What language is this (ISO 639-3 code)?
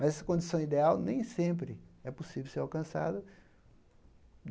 por